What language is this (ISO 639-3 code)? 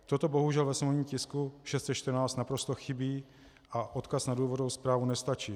ces